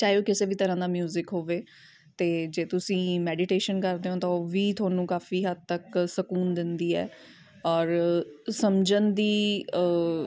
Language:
Punjabi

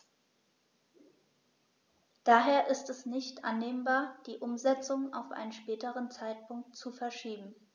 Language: German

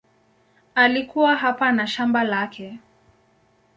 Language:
Swahili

